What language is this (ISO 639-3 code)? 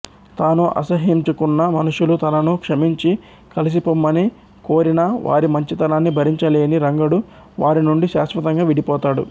tel